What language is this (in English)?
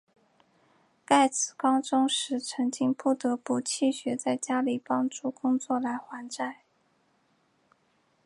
Chinese